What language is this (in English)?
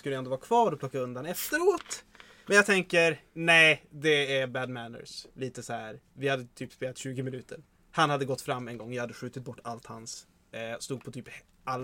Swedish